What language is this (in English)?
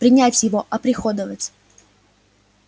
Russian